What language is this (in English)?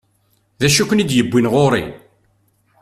Kabyle